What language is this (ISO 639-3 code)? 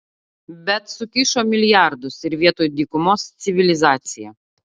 lit